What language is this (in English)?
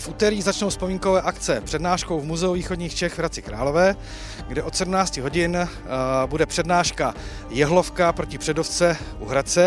Czech